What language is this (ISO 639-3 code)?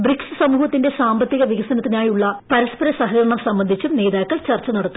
mal